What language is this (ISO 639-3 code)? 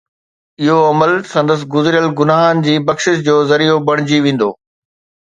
snd